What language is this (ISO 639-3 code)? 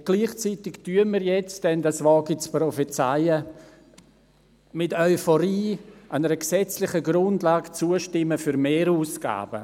gsw